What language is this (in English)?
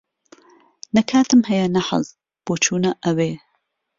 Central Kurdish